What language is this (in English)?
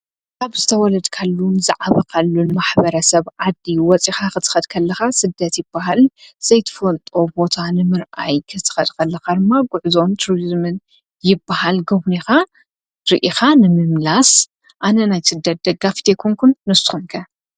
Tigrinya